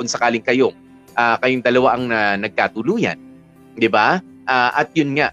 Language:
Filipino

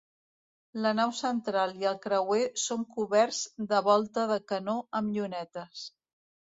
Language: Catalan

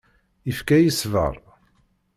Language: Kabyle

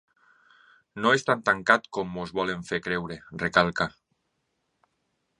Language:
Catalan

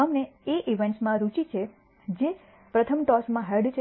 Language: Gujarati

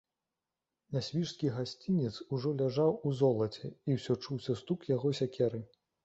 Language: Belarusian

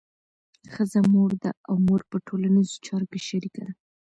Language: Pashto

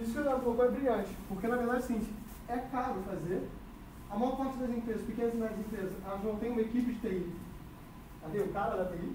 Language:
Portuguese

